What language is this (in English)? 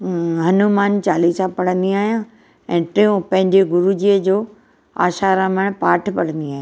Sindhi